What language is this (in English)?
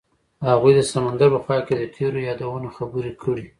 Pashto